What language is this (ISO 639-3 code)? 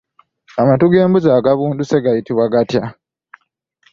lug